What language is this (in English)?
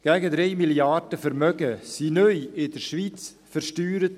Swiss German